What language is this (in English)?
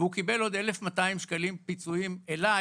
Hebrew